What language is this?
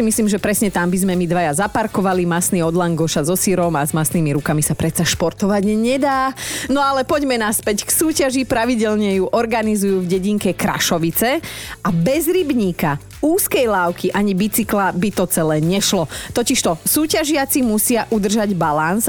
Slovak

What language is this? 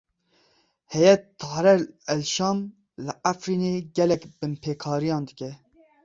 Kurdish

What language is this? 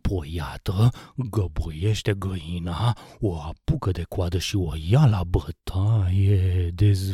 Romanian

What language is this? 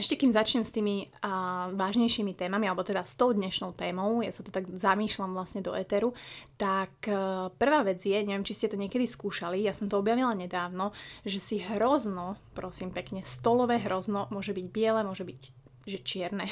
Slovak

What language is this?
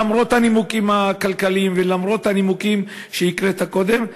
Hebrew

